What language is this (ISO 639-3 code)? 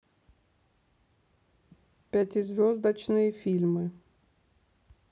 rus